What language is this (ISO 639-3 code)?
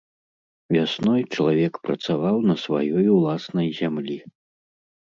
bel